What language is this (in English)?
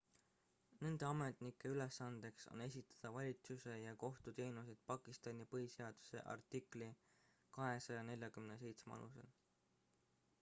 Estonian